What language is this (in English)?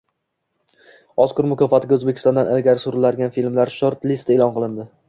Uzbek